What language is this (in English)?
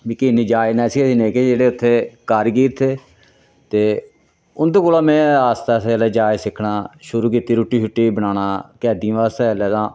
Dogri